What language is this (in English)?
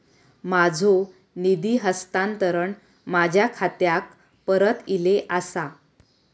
Marathi